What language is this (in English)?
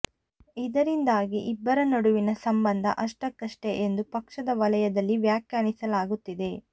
Kannada